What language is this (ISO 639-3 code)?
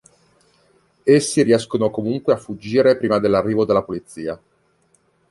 ita